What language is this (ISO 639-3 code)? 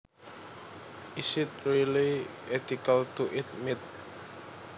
jav